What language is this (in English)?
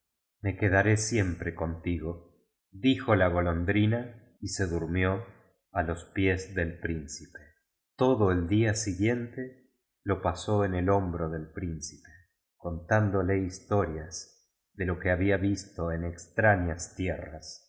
Spanish